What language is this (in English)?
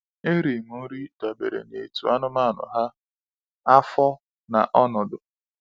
Igbo